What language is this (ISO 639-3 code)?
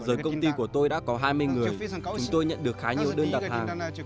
vie